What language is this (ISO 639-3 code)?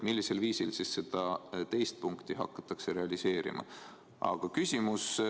est